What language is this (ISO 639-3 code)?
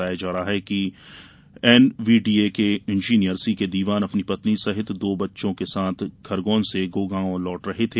hin